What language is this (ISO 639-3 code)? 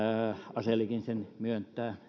fin